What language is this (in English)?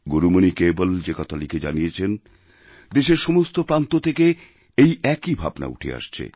Bangla